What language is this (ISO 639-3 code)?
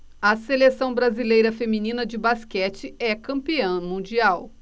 por